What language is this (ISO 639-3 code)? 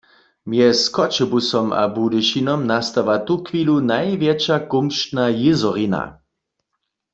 hsb